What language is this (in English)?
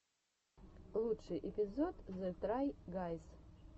Russian